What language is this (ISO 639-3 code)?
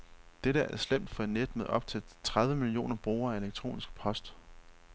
dan